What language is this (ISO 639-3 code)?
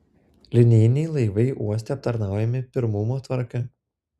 lit